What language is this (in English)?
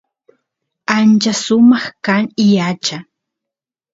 Santiago del Estero Quichua